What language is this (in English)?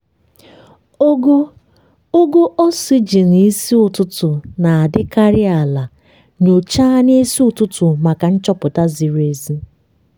Igbo